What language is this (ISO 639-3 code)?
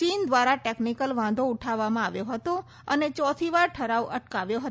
guj